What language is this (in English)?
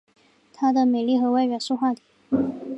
Chinese